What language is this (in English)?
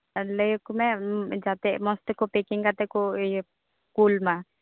Santali